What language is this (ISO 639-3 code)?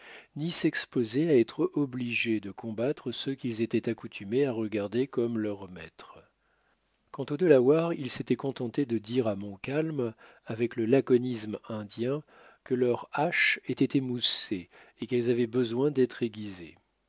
fra